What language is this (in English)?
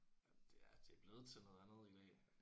Danish